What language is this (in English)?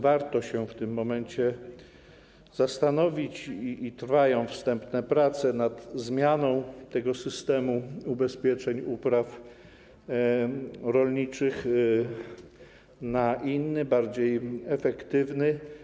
Polish